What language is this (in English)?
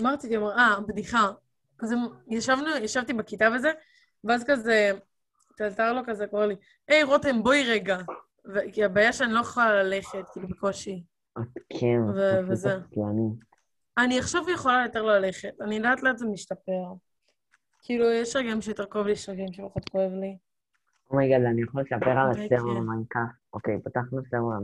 Hebrew